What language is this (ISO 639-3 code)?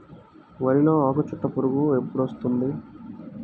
tel